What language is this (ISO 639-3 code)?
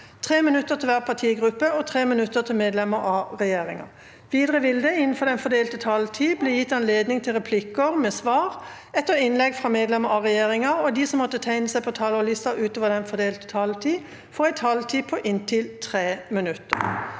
nor